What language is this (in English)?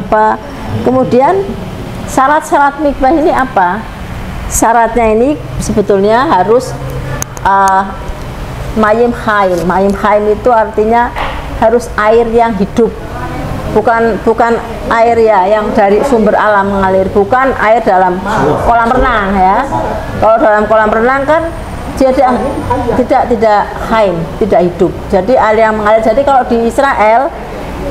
Indonesian